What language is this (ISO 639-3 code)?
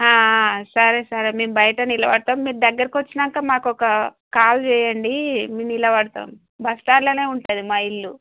tel